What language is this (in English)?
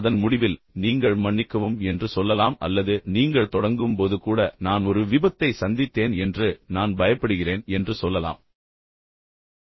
Tamil